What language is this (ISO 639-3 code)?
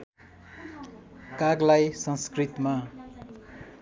nep